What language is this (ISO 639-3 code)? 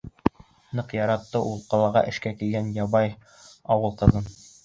bak